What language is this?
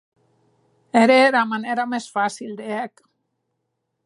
Occitan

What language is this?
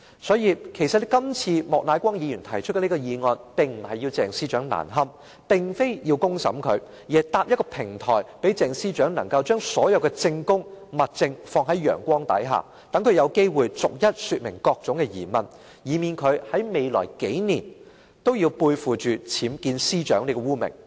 Cantonese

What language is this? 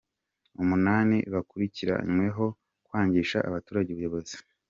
Kinyarwanda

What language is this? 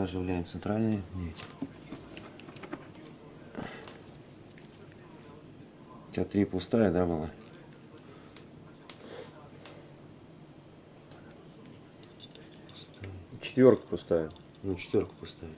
Russian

